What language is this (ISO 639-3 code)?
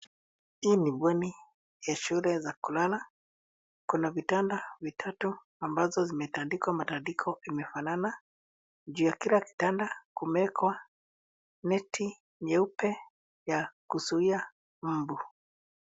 swa